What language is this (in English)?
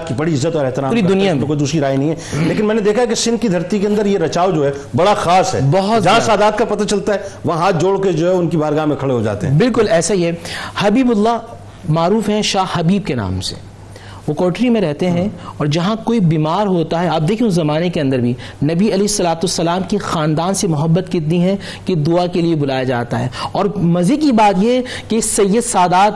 Urdu